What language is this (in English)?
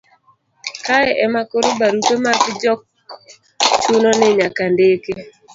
Luo (Kenya and Tanzania)